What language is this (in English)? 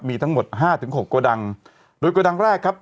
Thai